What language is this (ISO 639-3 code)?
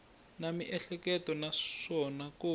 tso